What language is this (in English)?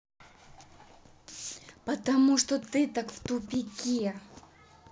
Russian